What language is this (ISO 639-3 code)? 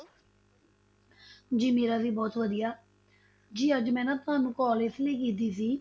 pan